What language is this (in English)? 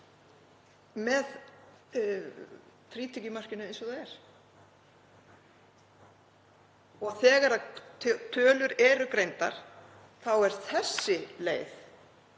Icelandic